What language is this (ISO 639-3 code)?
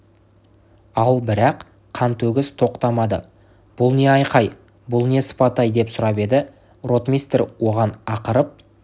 kaz